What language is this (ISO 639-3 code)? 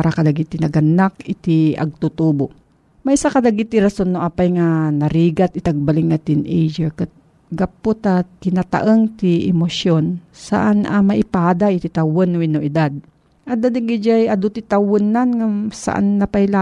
fil